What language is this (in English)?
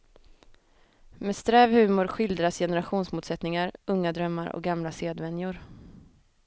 Swedish